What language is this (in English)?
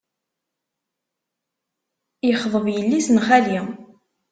Kabyle